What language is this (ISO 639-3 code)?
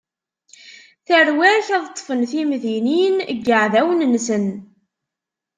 kab